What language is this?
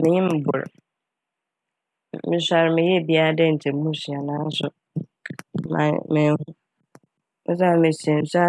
Akan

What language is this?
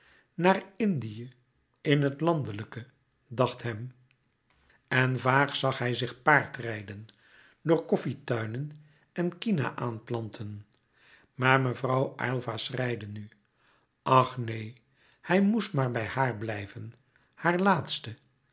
Dutch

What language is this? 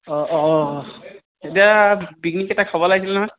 Assamese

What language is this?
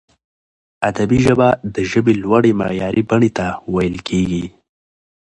Pashto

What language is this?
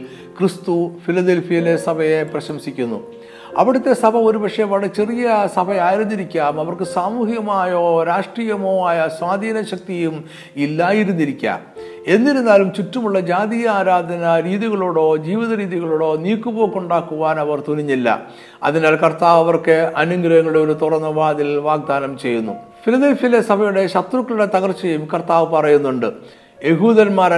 Malayalam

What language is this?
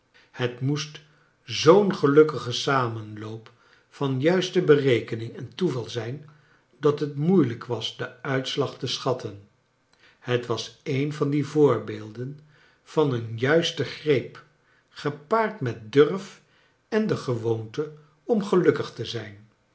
Dutch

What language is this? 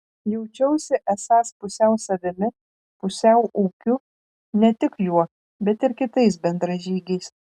Lithuanian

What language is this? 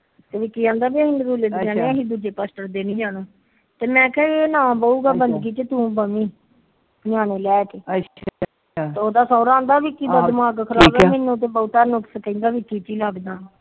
Punjabi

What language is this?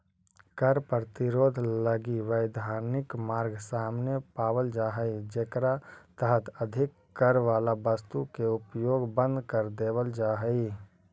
Magahi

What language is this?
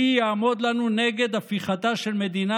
Hebrew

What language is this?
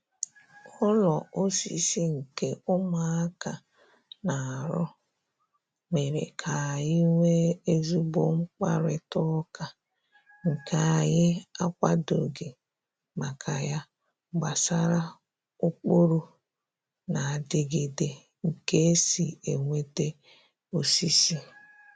Igbo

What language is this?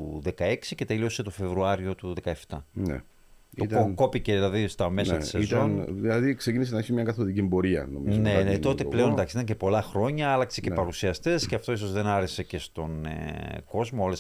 Greek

